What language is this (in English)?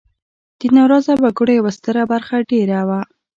Pashto